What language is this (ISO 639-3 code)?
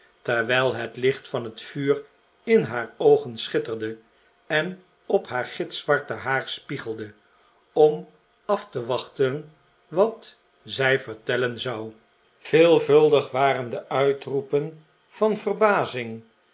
nld